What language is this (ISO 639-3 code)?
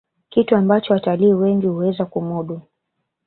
swa